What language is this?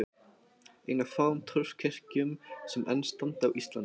Icelandic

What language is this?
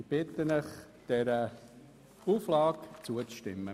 Swiss German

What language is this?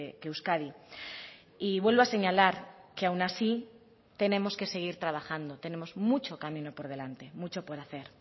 Spanish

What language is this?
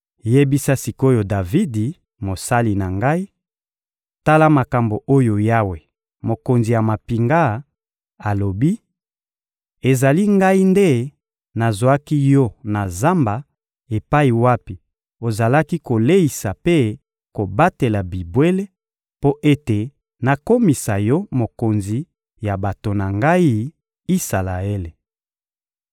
Lingala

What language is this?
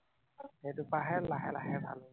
Assamese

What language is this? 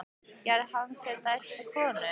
Icelandic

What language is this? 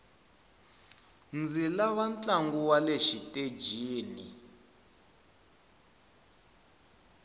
Tsonga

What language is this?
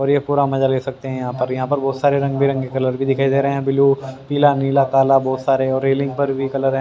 Hindi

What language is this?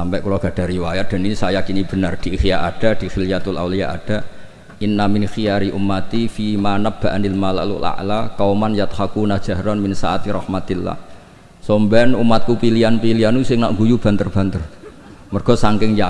Indonesian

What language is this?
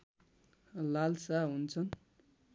Nepali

